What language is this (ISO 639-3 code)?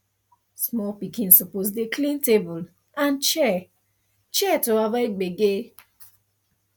pcm